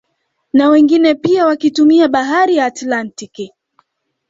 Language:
Swahili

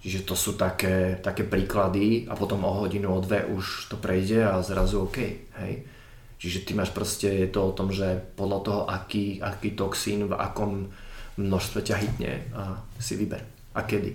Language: Slovak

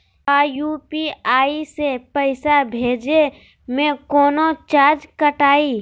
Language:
Magahi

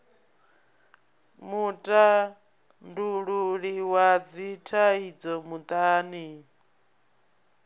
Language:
Venda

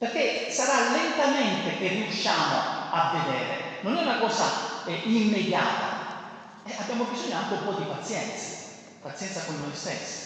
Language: Italian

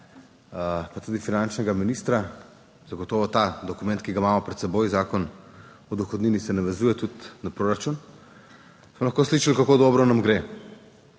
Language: Slovenian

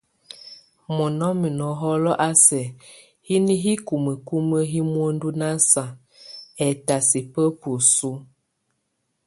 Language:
Tunen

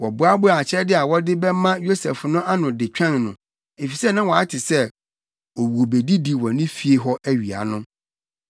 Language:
Akan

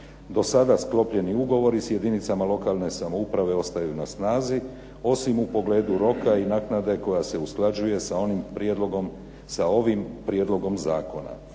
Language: Croatian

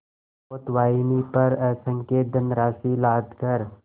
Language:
Hindi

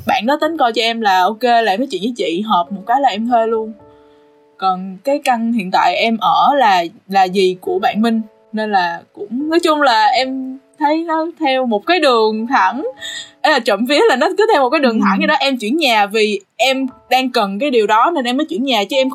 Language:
Vietnamese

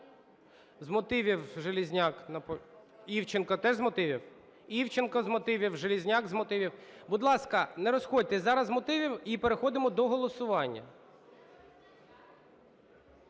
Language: Ukrainian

